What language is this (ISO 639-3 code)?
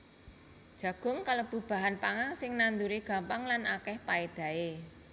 jav